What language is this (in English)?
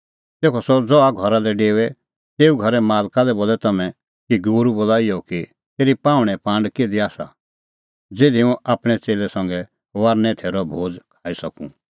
Kullu Pahari